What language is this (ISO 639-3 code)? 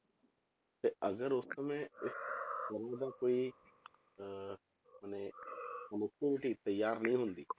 pan